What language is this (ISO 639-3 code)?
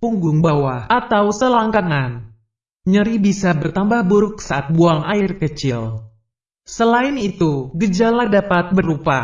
ind